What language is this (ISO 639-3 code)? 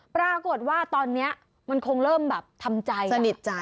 tha